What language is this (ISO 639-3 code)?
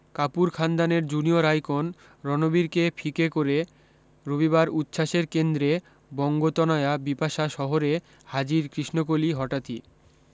ben